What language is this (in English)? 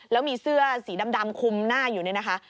Thai